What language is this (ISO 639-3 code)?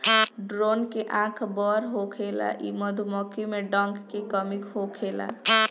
bho